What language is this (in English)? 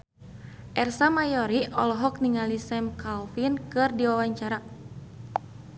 Sundanese